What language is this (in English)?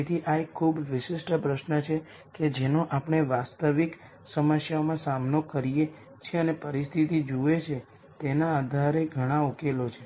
Gujarati